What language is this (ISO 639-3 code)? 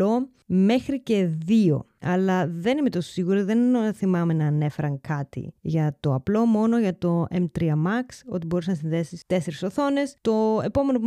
ell